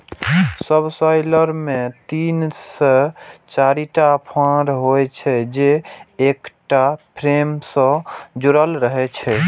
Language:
Maithili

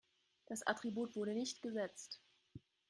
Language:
German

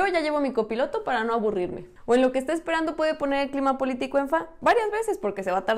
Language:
Spanish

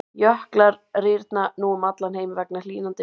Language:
Icelandic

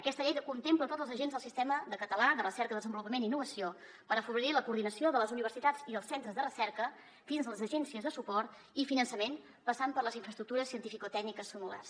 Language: Catalan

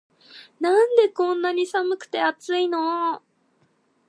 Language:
Japanese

